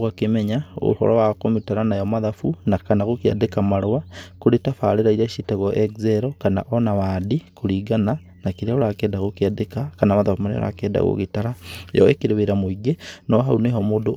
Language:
Kikuyu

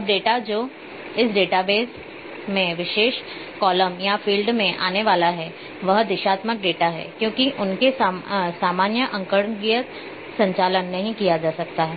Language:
Hindi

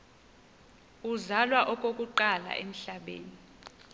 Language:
Xhosa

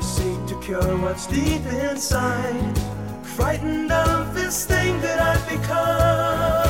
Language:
Bulgarian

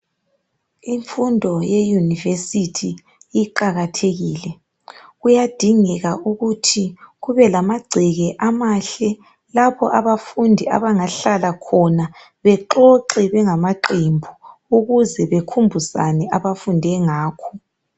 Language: North Ndebele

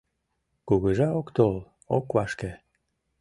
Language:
Mari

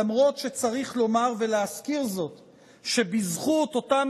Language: Hebrew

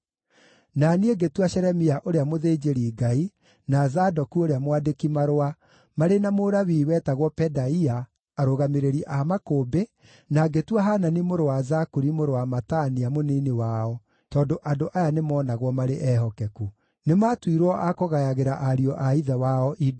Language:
Kikuyu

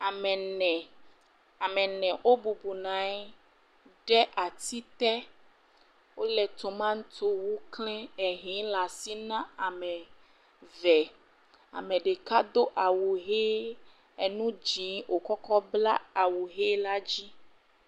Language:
Ewe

